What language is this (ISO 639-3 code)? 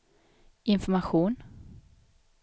swe